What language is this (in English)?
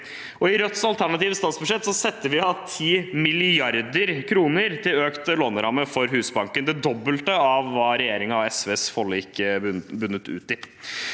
Norwegian